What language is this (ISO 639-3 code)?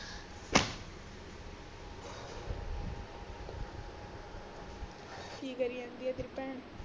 pan